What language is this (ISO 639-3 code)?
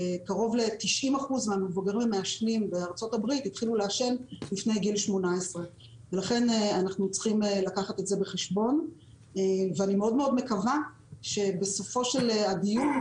heb